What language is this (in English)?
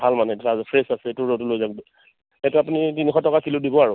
Assamese